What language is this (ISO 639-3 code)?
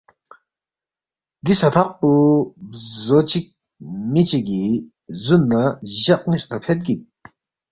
bft